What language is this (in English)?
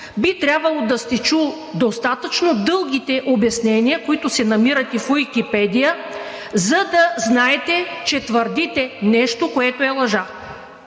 Bulgarian